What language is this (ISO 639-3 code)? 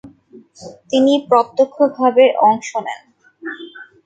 ben